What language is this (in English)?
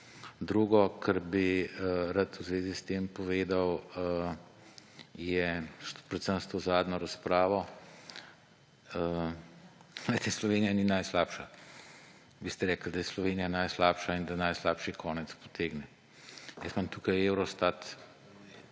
Slovenian